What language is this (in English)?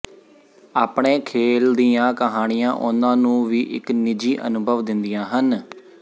Punjabi